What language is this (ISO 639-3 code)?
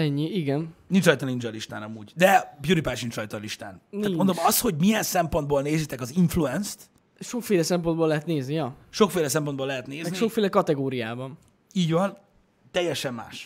hun